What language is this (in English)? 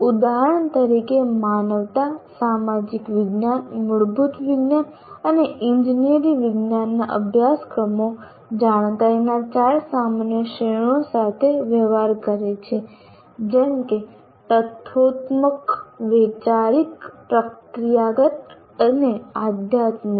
Gujarati